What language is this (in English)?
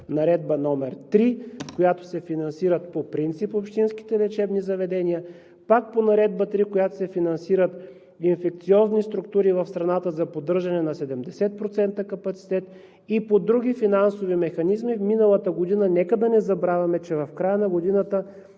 Bulgarian